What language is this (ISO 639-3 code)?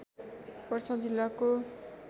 nep